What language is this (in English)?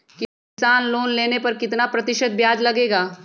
Magahi